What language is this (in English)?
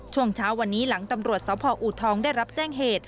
Thai